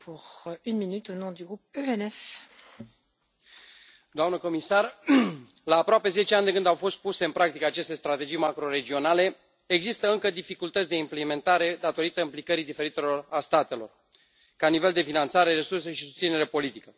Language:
Romanian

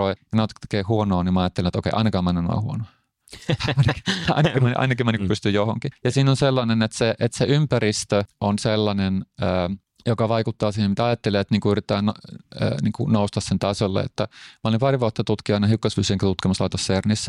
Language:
Finnish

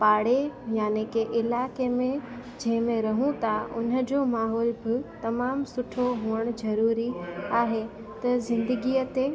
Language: Sindhi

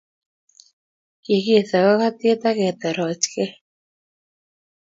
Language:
Kalenjin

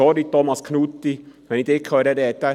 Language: Swiss German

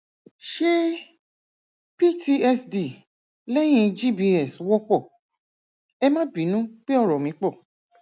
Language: Yoruba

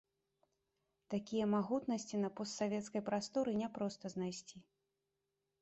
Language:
Belarusian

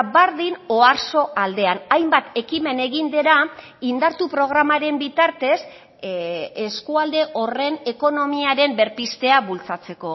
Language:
Basque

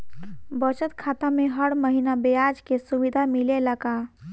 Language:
Bhojpuri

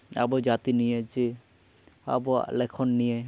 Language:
Santali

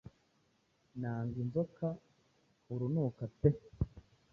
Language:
Kinyarwanda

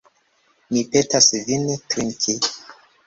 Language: Esperanto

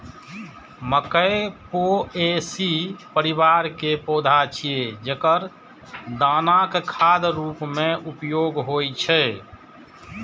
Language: Maithili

